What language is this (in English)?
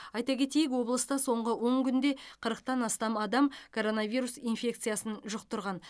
Kazakh